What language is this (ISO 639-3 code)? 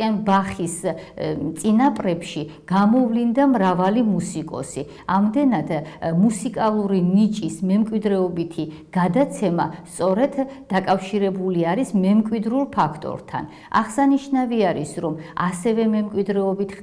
ron